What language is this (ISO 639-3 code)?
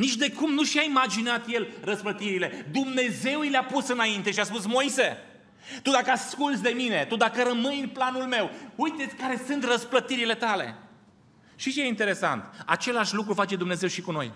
ron